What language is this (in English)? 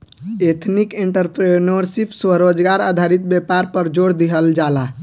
Bhojpuri